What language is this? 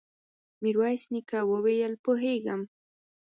Pashto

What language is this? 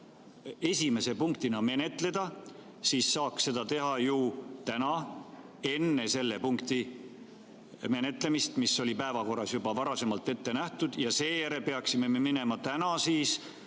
Estonian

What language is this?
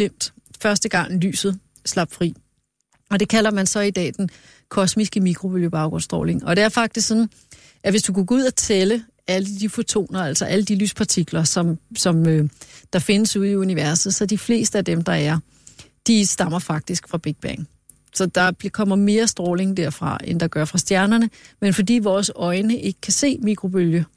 Danish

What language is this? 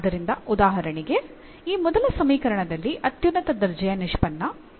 Kannada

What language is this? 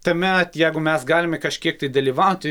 Lithuanian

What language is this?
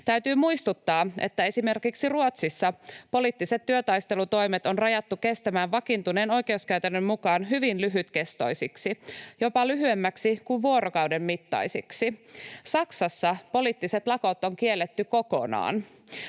Finnish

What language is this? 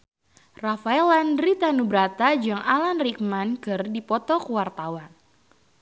Sundanese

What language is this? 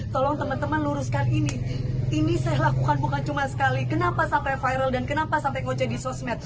Indonesian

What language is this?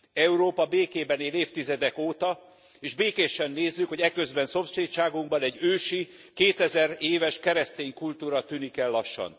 Hungarian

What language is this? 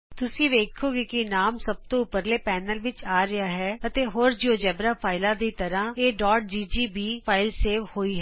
Punjabi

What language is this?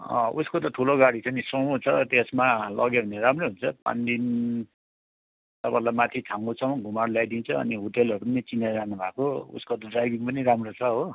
Nepali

